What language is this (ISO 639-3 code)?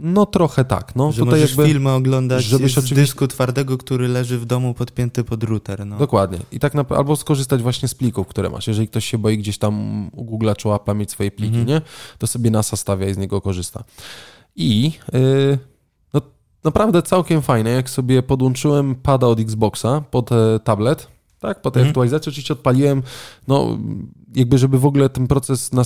pol